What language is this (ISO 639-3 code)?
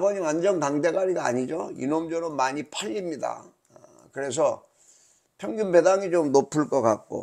kor